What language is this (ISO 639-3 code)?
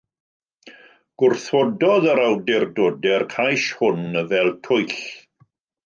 cym